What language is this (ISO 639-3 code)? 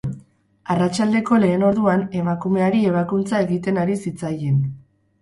eus